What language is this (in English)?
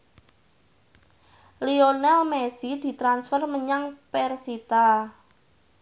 Javanese